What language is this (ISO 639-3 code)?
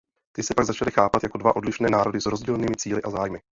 ces